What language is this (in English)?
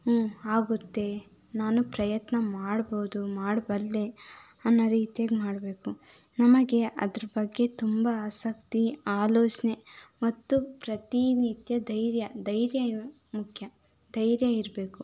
Kannada